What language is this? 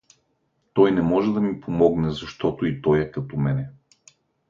Bulgarian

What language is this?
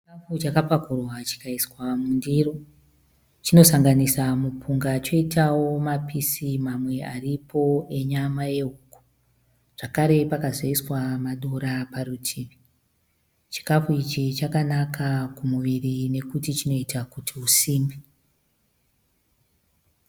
Shona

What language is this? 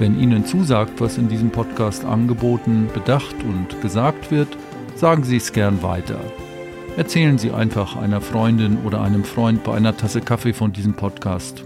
German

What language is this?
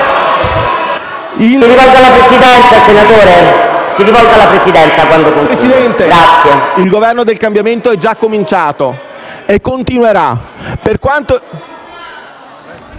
Italian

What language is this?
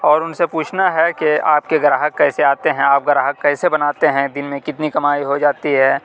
Urdu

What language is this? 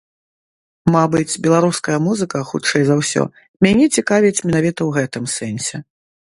Belarusian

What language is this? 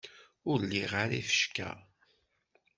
Kabyle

